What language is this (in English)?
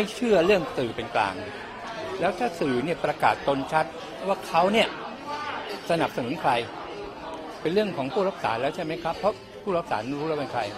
Thai